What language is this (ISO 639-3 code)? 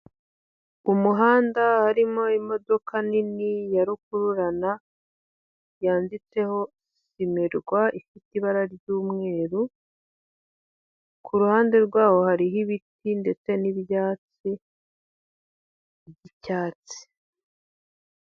kin